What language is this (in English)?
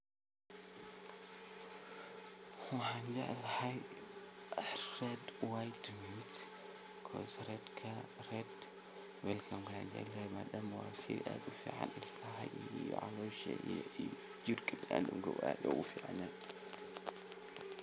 Somali